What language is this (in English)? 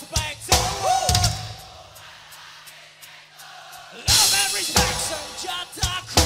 Indonesian